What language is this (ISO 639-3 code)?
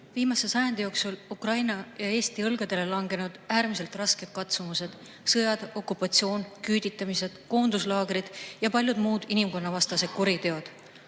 est